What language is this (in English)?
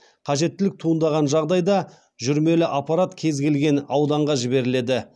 Kazakh